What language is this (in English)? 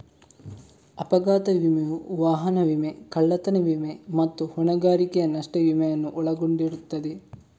Kannada